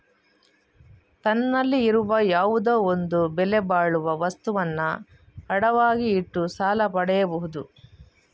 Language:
Kannada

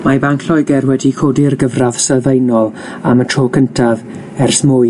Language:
Welsh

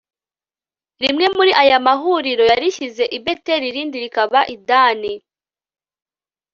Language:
Kinyarwanda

